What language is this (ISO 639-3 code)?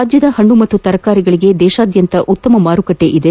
kan